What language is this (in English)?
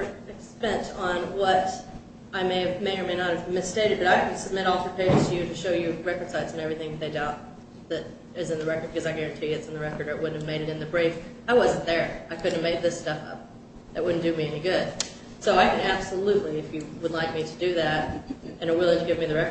English